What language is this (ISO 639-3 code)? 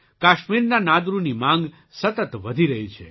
guj